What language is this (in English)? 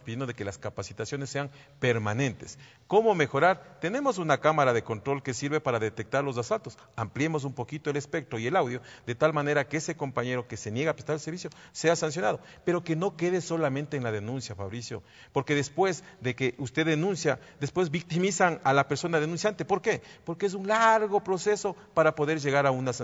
Spanish